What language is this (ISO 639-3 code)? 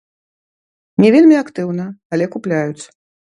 bel